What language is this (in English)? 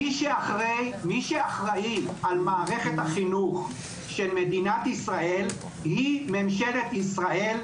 Hebrew